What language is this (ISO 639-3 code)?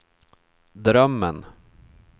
swe